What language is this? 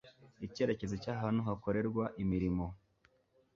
Kinyarwanda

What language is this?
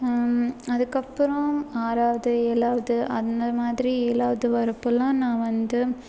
Tamil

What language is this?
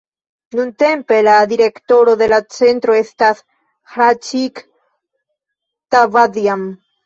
Esperanto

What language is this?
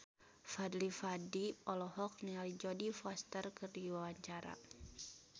Sundanese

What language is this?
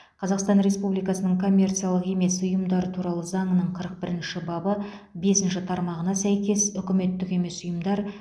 Kazakh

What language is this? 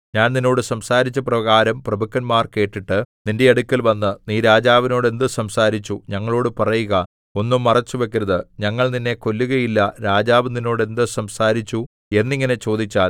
Malayalam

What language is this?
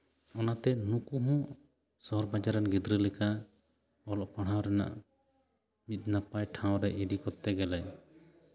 Santali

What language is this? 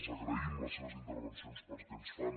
Catalan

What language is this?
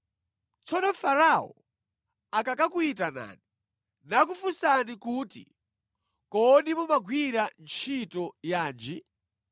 Nyanja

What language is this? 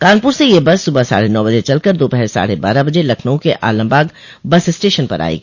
Hindi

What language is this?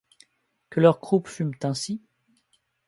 French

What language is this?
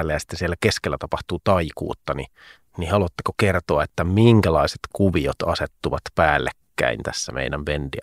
Finnish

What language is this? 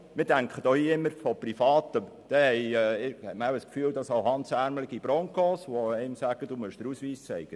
Swiss German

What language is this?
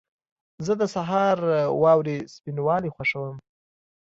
Pashto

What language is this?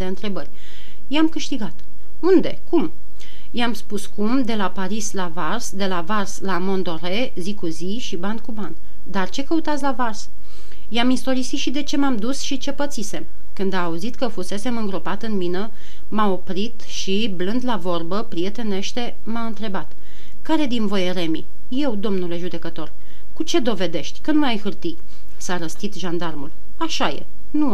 Romanian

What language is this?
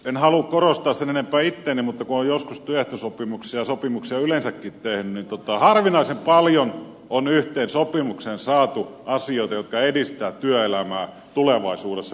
Finnish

